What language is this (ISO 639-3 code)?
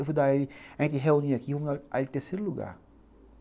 por